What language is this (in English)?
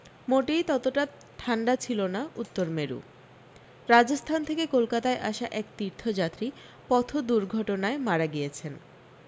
Bangla